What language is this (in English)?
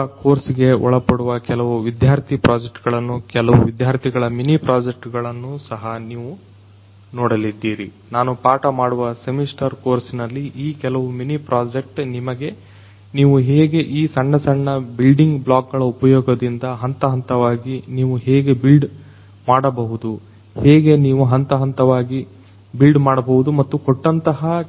Kannada